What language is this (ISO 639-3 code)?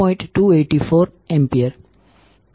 guj